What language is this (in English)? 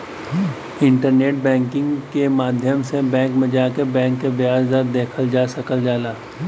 Bhojpuri